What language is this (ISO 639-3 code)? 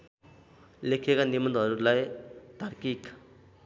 nep